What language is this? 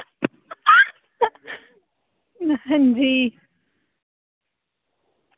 Dogri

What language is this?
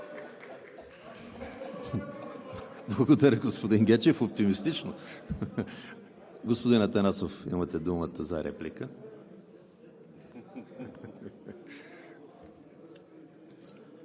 Bulgarian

